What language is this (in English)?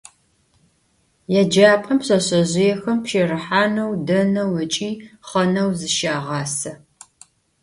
Adyghe